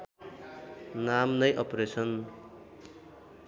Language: Nepali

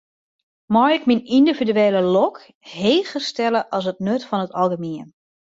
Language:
Western Frisian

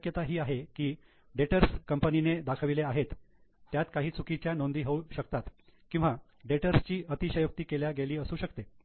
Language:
Marathi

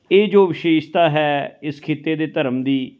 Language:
Punjabi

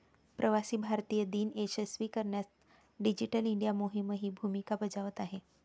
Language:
Marathi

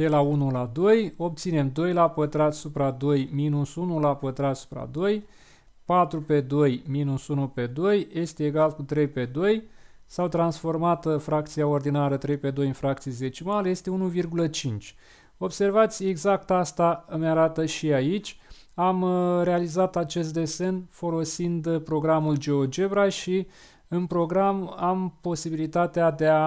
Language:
Romanian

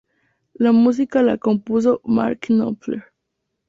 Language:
Spanish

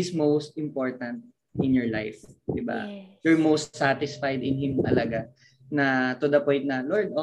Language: Filipino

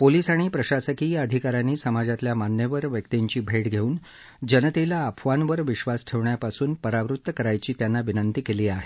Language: Marathi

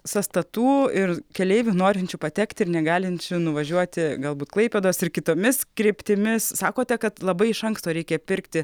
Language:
Lithuanian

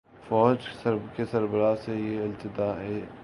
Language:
Urdu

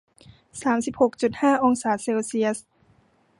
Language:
Thai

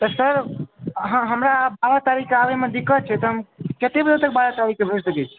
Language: Maithili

